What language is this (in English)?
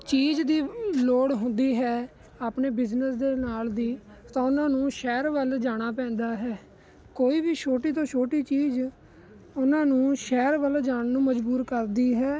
Punjabi